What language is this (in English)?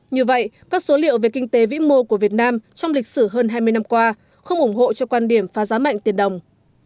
Vietnamese